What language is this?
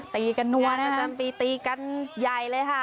Thai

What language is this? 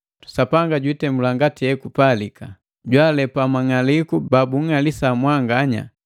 Matengo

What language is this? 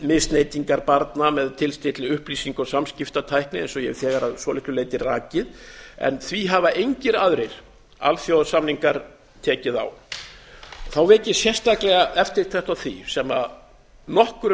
Icelandic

